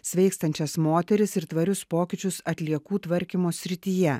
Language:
Lithuanian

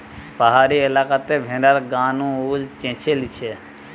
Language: Bangla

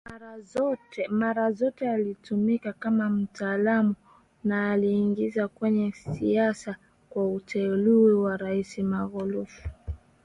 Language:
Swahili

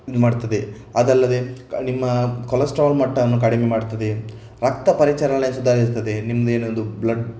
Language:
Kannada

